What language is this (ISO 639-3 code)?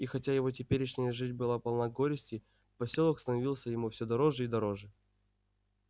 rus